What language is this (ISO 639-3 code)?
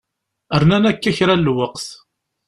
kab